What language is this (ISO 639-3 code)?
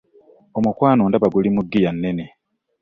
lug